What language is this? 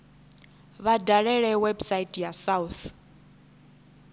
Venda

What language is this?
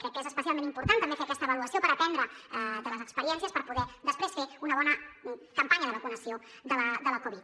Catalan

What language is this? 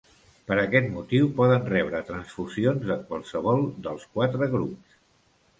Catalan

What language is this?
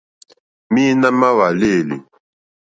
Mokpwe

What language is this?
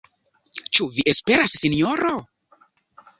Esperanto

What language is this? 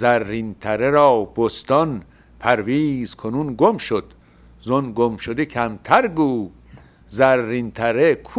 Persian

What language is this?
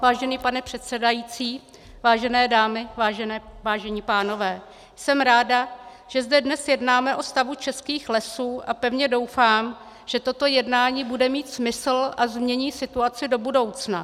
Czech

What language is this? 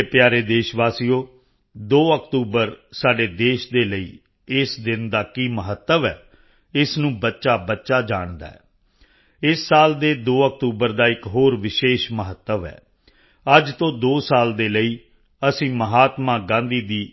Punjabi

